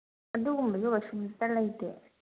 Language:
Manipuri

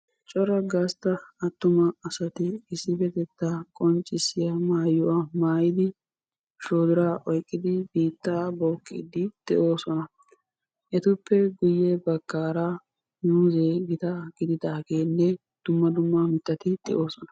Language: Wolaytta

